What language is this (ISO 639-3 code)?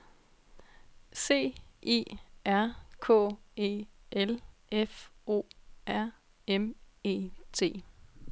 dan